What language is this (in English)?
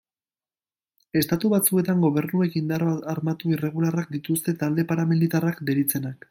Basque